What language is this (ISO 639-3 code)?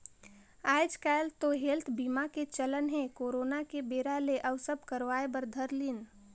hne